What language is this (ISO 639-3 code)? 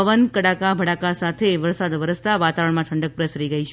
guj